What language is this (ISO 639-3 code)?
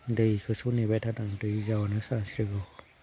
brx